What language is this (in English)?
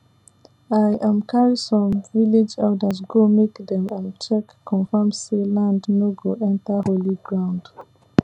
Nigerian Pidgin